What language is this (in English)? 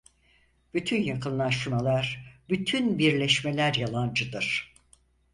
Turkish